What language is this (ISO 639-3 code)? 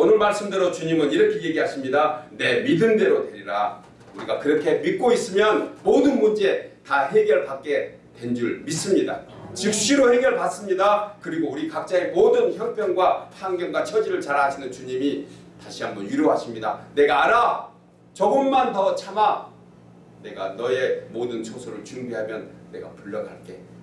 kor